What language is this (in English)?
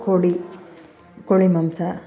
Kannada